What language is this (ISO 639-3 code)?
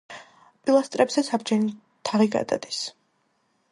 kat